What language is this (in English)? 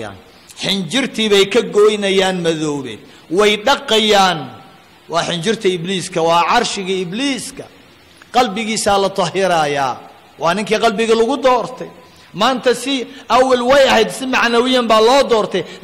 Arabic